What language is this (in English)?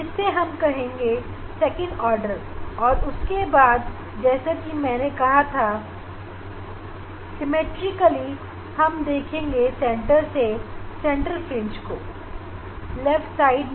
Hindi